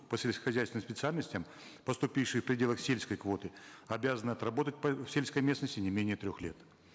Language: Kazakh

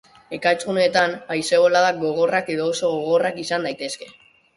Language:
Basque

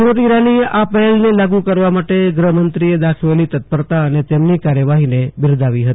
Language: Gujarati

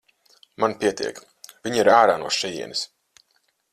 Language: Latvian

